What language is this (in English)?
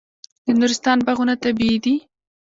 Pashto